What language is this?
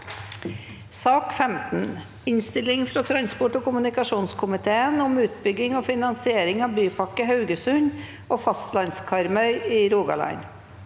Norwegian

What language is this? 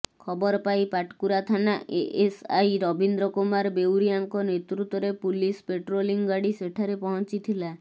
Odia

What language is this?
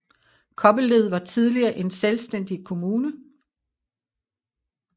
Danish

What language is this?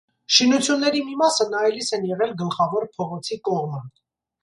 Armenian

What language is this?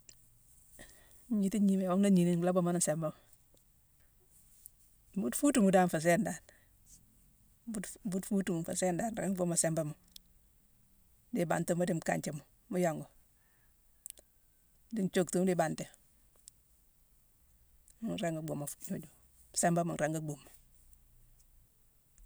Mansoanka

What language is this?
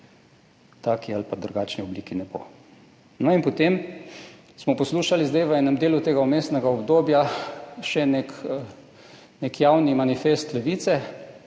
Slovenian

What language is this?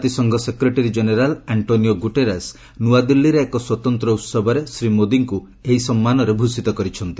Odia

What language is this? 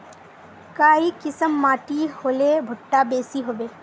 Magahi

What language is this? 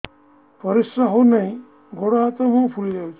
Odia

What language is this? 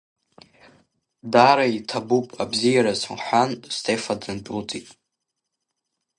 Abkhazian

